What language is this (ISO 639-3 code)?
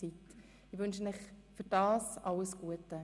gsw